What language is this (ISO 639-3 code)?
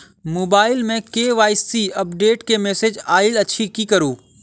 mai